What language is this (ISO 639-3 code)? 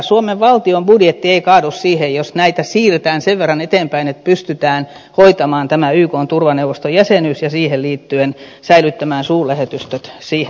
fin